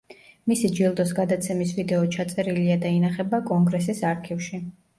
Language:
Georgian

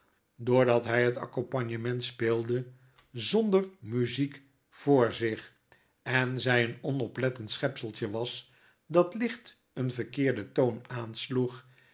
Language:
Dutch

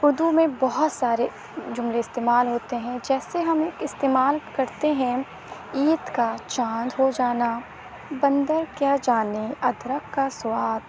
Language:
Urdu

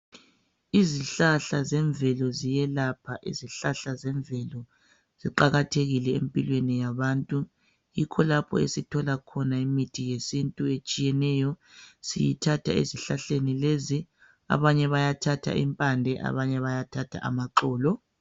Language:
North Ndebele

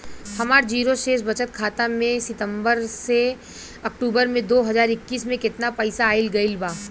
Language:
Bhojpuri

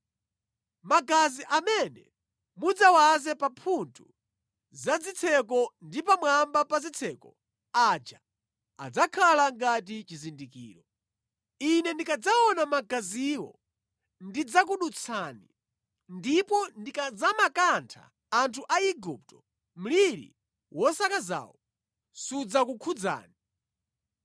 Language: Nyanja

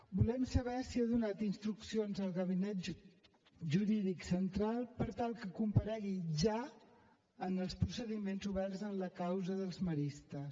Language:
Catalan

